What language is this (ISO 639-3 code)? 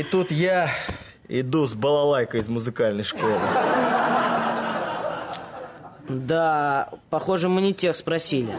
rus